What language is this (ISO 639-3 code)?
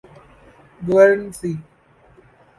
urd